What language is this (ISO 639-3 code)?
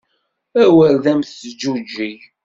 kab